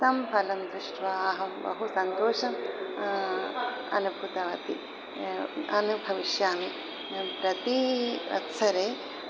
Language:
Sanskrit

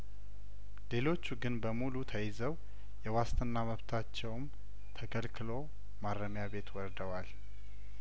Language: Amharic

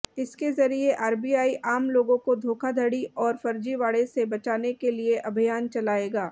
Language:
Hindi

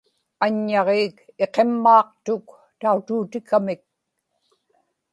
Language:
Inupiaq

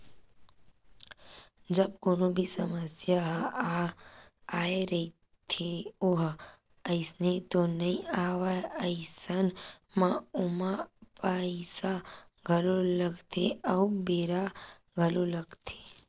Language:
Chhattisgarhi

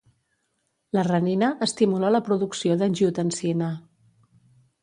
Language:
Catalan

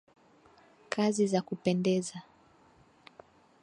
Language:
Swahili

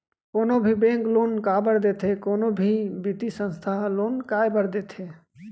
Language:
Chhattisgarhi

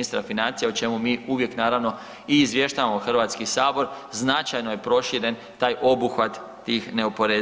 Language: Croatian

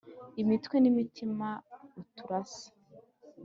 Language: Kinyarwanda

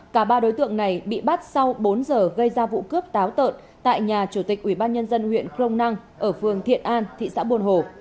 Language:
Vietnamese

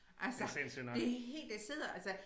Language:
Danish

